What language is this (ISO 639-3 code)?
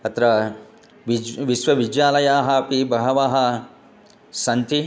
san